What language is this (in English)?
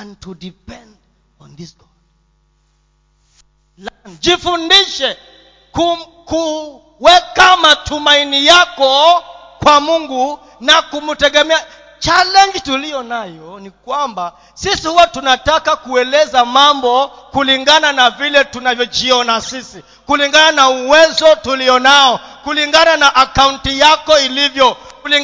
Swahili